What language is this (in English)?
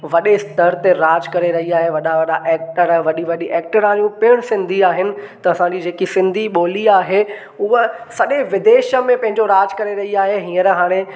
Sindhi